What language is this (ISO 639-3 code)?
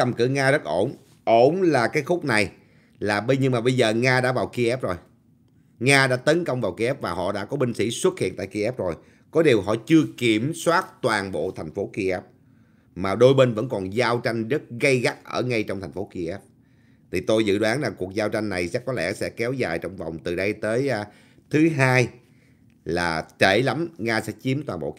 vie